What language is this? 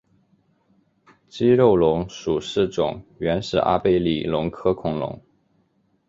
Chinese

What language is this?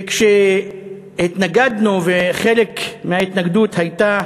Hebrew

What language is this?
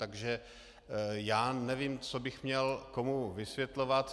Czech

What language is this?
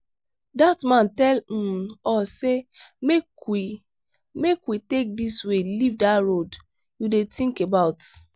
Nigerian Pidgin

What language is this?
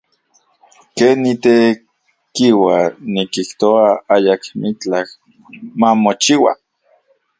Central Puebla Nahuatl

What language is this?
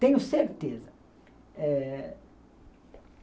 Portuguese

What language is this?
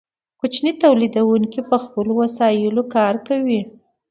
Pashto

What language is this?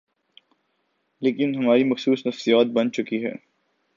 Urdu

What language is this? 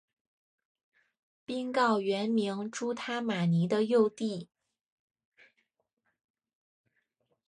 Chinese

